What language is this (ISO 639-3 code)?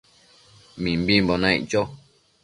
mcf